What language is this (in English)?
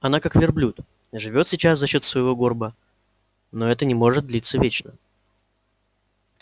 Russian